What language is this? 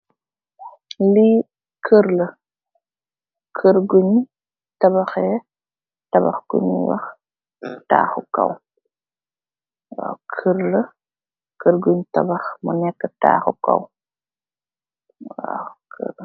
Wolof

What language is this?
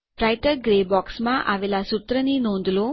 Gujarati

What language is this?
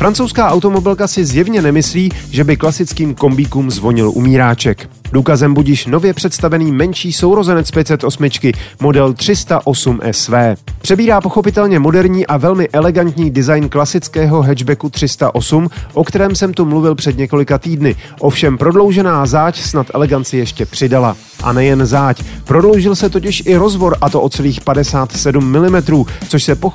Czech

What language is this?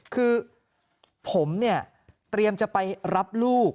Thai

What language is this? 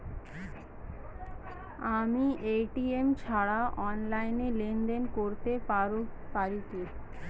Bangla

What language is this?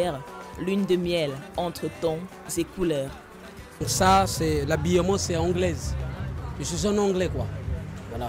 French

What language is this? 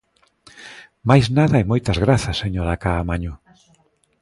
Galician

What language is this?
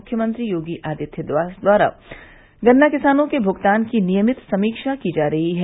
Hindi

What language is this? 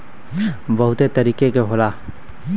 Bhojpuri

